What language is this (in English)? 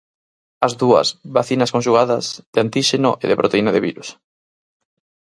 Galician